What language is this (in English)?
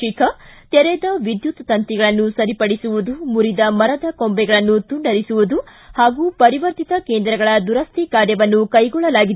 Kannada